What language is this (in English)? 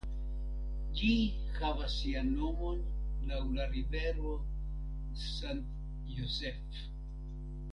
Esperanto